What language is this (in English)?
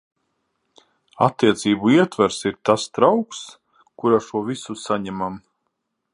Latvian